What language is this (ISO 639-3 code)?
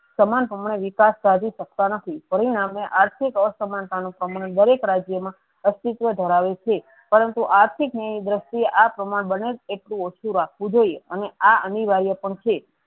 guj